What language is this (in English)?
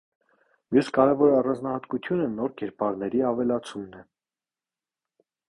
Armenian